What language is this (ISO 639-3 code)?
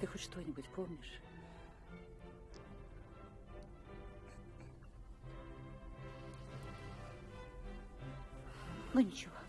rus